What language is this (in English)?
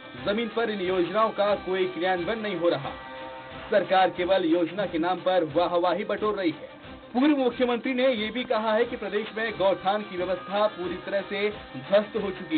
Hindi